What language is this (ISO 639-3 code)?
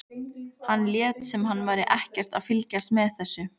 isl